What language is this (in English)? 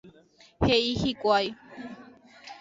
Guarani